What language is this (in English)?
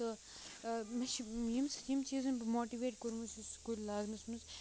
Kashmiri